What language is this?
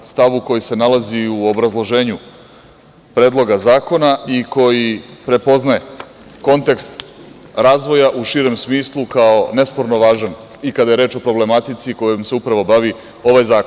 Serbian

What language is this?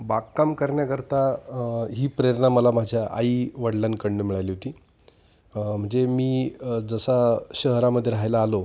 Marathi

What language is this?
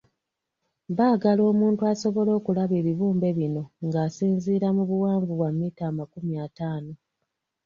Ganda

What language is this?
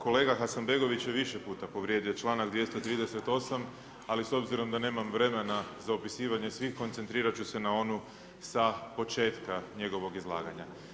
Croatian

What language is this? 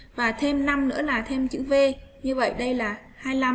Vietnamese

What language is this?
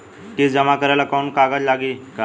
Bhojpuri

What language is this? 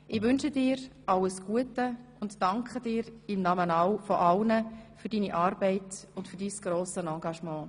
Swiss German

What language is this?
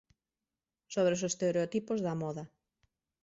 Galician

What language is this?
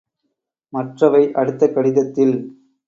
Tamil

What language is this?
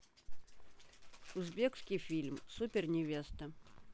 Russian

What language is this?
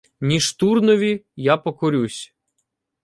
Ukrainian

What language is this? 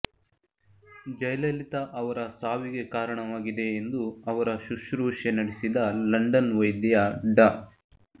Kannada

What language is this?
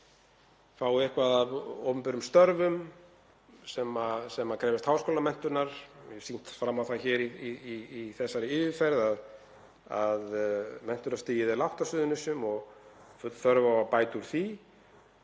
Icelandic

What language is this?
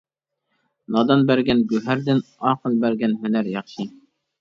Uyghur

